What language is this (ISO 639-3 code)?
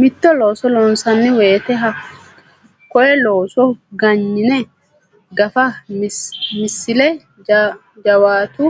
sid